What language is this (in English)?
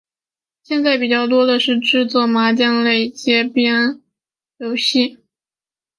Chinese